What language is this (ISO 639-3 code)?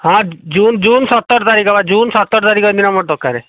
ori